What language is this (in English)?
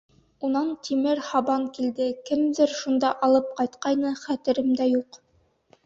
Bashkir